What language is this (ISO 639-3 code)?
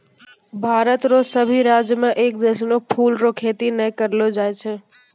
mai